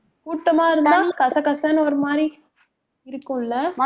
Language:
Tamil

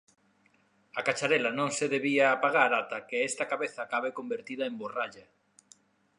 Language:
Galician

